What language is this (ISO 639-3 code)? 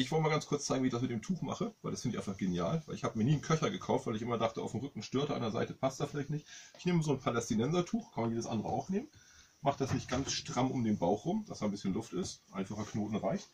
deu